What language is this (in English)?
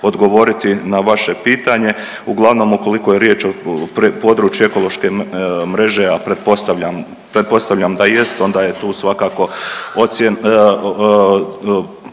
Croatian